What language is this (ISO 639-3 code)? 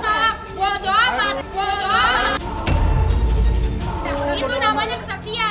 ind